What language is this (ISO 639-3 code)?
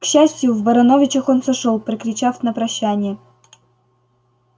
rus